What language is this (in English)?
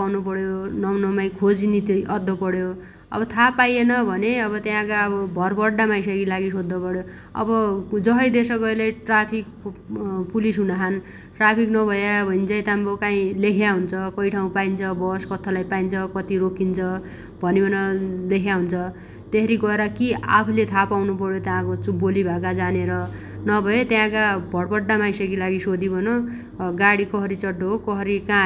Dotyali